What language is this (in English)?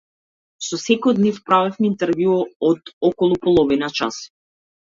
Macedonian